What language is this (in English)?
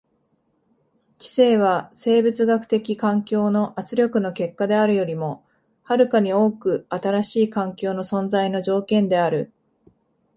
Japanese